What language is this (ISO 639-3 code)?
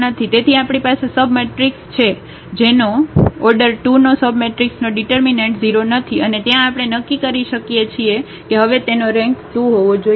guj